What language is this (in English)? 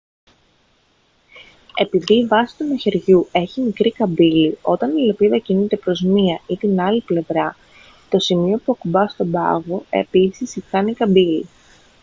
Greek